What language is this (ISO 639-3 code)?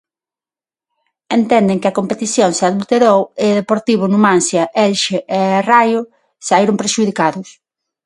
glg